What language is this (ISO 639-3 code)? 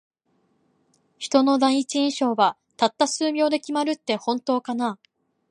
jpn